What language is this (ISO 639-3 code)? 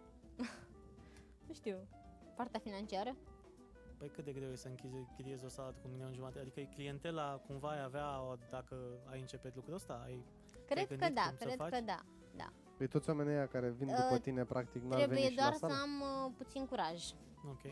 ron